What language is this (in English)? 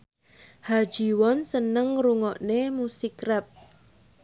Javanese